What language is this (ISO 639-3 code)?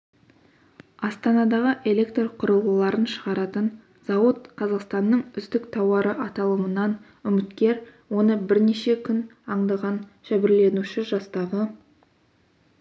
kaz